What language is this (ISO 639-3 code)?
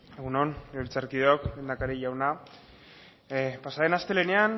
eus